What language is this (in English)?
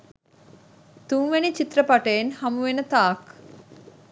Sinhala